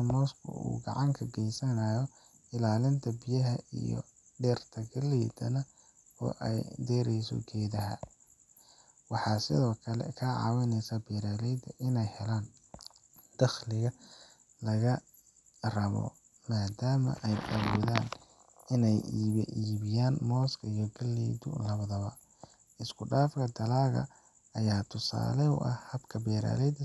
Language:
Somali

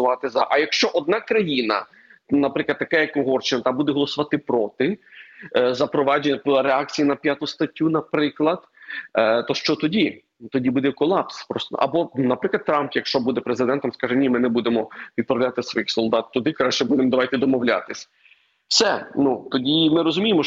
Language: Ukrainian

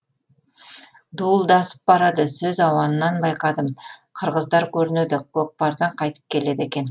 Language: Kazakh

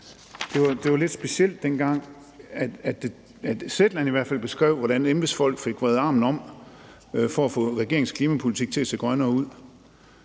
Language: Danish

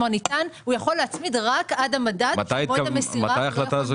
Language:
Hebrew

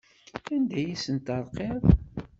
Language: Kabyle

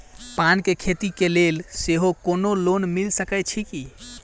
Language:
Maithili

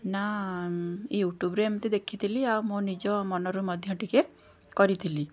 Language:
Odia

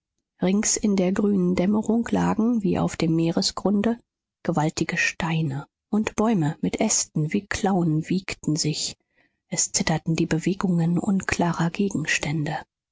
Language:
German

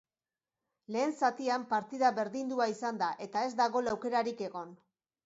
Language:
Basque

